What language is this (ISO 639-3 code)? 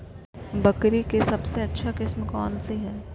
mag